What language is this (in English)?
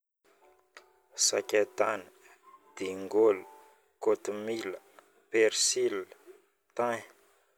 Northern Betsimisaraka Malagasy